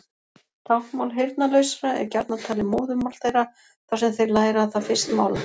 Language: Icelandic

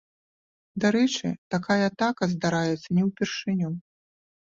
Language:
Belarusian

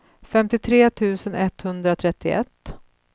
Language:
Swedish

